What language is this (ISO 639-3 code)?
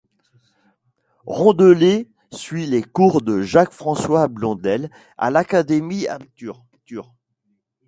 fra